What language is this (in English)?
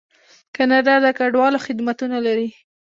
Pashto